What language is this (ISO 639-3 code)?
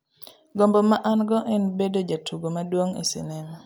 luo